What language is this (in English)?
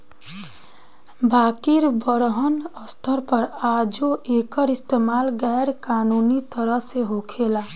Bhojpuri